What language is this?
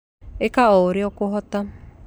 Kikuyu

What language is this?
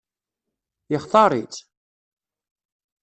Kabyle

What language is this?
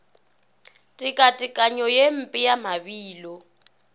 Northern Sotho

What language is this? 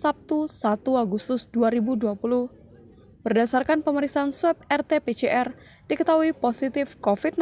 Indonesian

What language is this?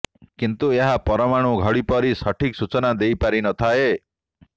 Odia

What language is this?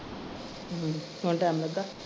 Punjabi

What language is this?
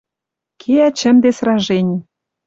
Western Mari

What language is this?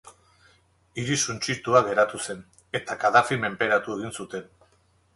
Basque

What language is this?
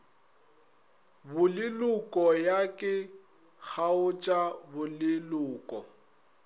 Northern Sotho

